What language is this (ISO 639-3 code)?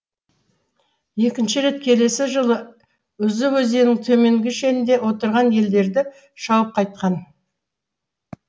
kaz